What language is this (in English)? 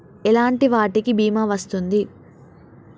Telugu